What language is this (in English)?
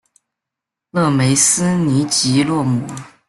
Chinese